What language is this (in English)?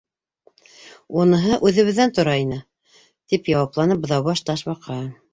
Bashkir